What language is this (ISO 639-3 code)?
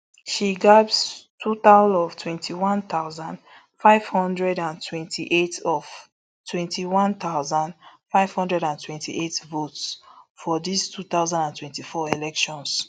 pcm